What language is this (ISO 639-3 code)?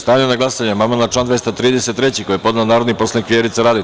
srp